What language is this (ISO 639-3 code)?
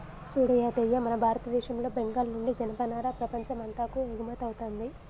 tel